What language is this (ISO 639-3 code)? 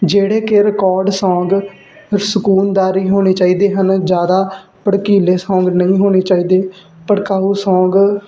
pan